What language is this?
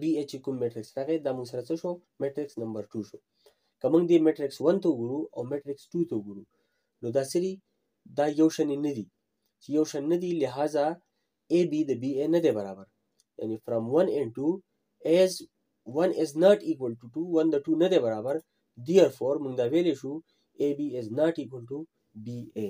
Hindi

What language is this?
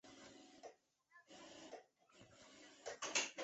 Chinese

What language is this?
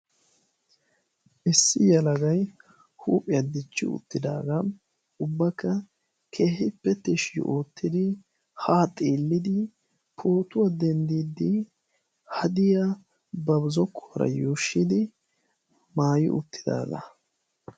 Wolaytta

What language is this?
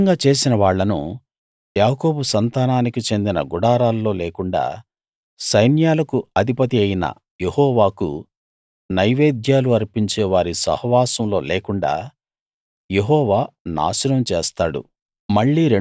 Telugu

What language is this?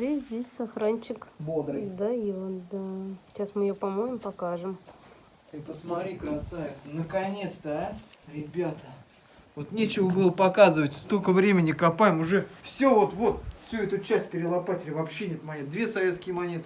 Russian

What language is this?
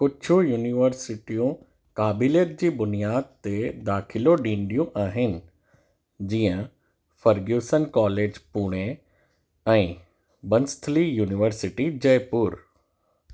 Sindhi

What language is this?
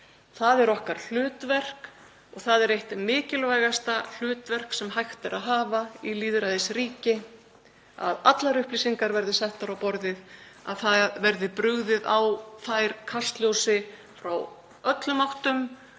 Icelandic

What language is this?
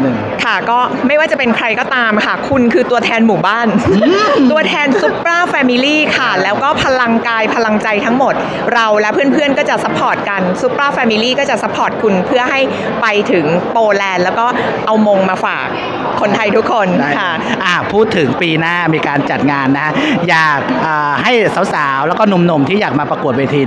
Thai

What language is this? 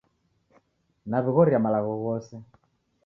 Taita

